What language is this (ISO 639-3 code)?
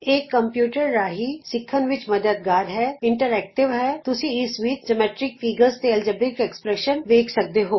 pan